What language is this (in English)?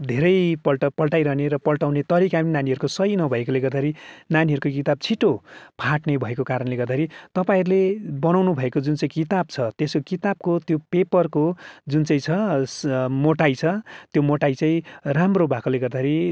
Nepali